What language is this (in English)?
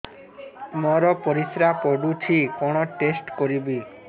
Odia